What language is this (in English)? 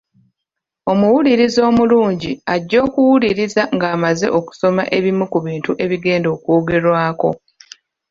Ganda